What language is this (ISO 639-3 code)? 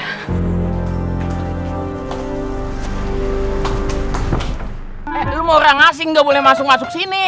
ind